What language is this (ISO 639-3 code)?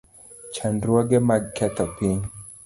luo